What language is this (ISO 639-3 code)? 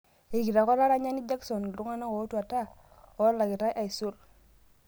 mas